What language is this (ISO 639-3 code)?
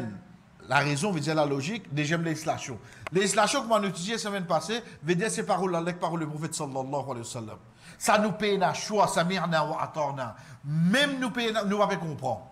fra